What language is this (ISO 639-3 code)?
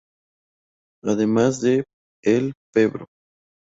spa